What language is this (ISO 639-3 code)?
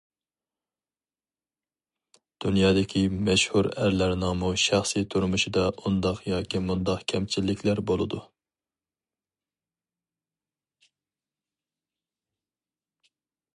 uig